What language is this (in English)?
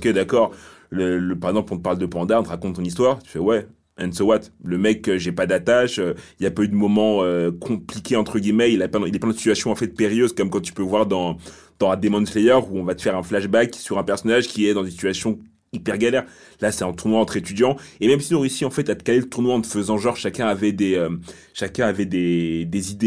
French